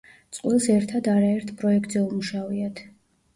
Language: Georgian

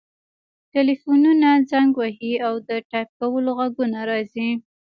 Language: Pashto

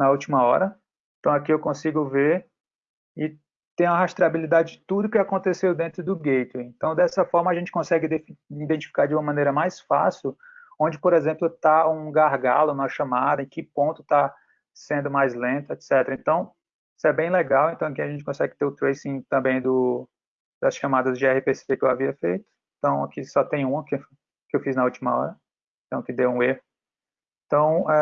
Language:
Portuguese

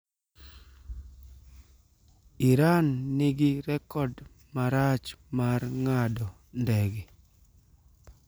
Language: Luo (Kenya and Tanzania)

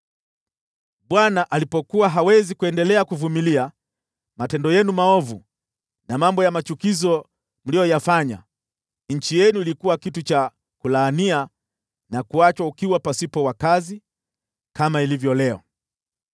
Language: Swahili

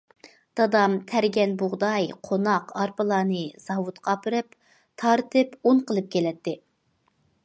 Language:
Uyghur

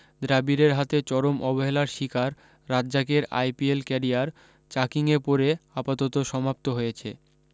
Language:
Bangla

